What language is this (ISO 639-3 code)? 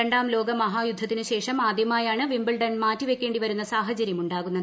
mal